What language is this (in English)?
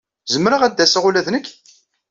Kabyle